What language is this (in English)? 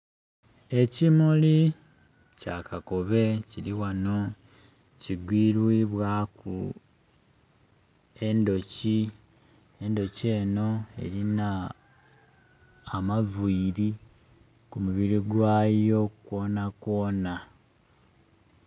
Soga